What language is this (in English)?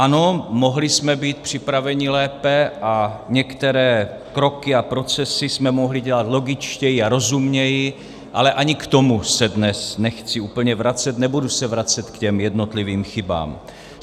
Czech